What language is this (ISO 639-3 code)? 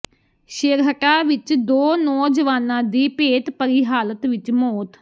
pan